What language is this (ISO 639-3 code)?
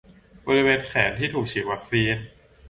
tha